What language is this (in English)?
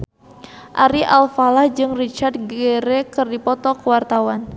Sundanese